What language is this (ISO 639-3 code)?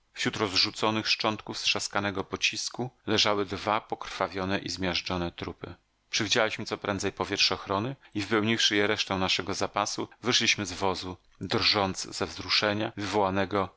pol